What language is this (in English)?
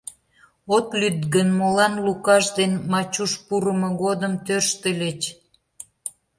Mari